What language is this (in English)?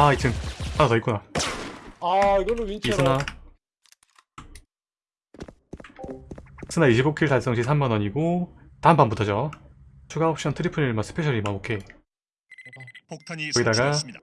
Korean